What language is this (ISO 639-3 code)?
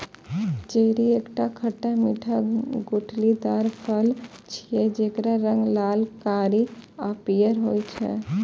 mai